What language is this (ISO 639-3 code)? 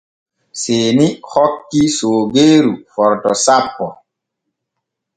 fue